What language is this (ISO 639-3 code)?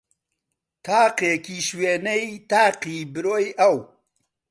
ckb